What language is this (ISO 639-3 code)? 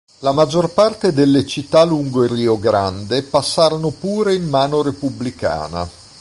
ita